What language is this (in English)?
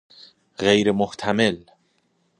Persian